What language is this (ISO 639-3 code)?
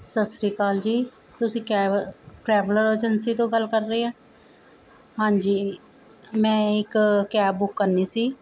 pan